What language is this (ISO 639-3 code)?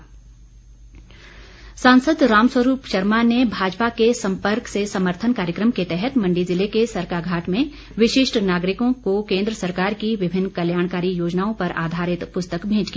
hin